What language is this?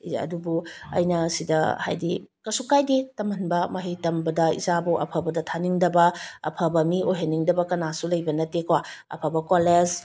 Manipuri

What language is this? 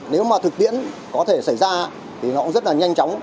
Vietnamese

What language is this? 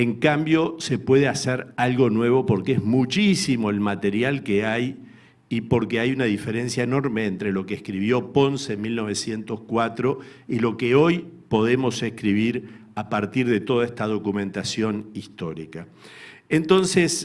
Spanish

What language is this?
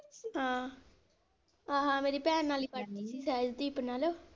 Punjabi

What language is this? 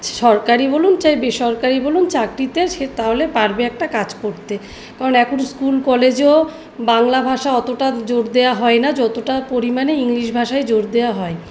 Bangla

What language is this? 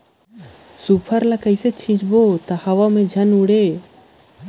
Chhattisgarhi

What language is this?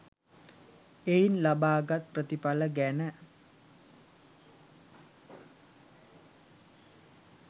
Sinhala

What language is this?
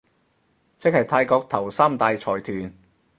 Cantonese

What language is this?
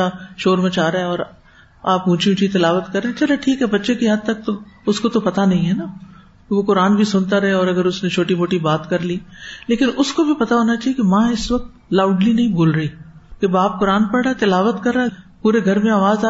Urdu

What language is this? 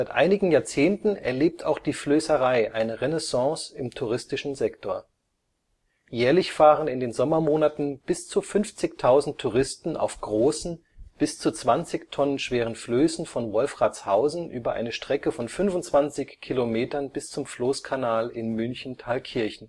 German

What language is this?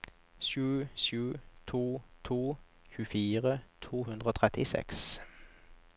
Norwegian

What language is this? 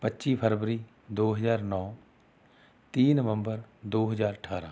Punjabi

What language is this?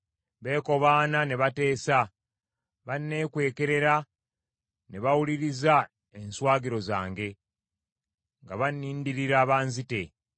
Ganda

